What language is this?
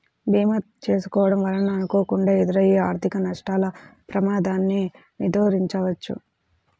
Telugu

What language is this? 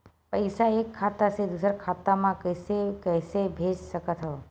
Chhattisgarhi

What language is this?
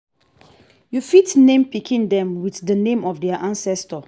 Nigerian Pidgin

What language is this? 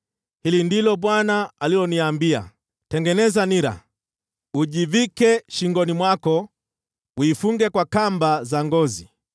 Swahili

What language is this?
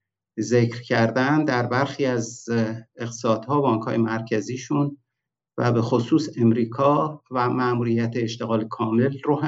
Persian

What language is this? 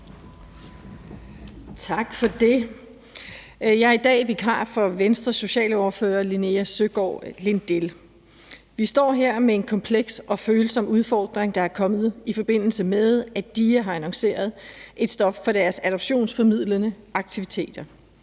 Danish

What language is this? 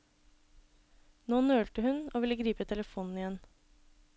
Norwegian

